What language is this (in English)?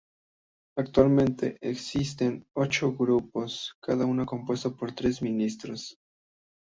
Spanish